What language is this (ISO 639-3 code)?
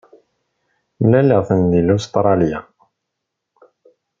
kab